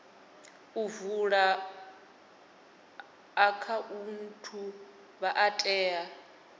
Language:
Venda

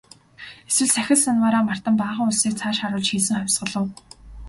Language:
Mongolian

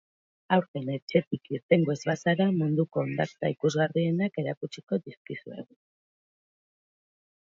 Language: Basque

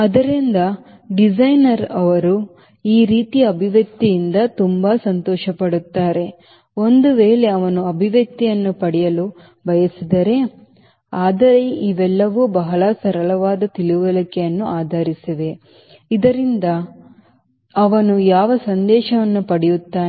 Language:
Kannada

